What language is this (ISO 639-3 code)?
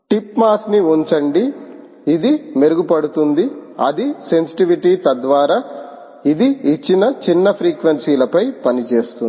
tel